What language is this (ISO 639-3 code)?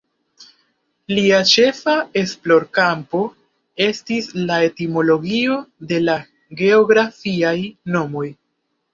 epo